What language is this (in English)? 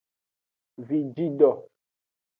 Aja (Benin)